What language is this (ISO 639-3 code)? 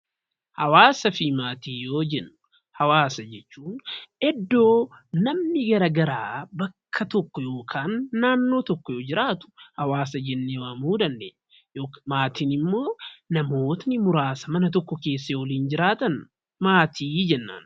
orm